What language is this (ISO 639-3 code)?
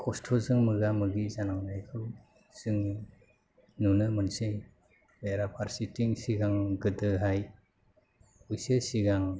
brx